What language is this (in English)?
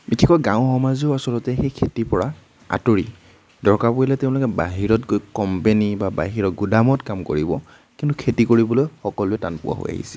Assamese